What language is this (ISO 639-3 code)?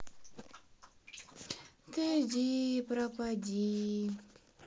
rus